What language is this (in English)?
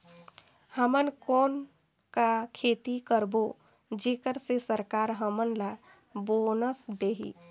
Chhattisgarhi